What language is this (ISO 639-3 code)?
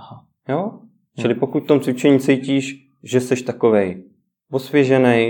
ces